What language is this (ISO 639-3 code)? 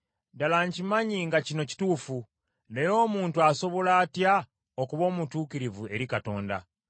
lug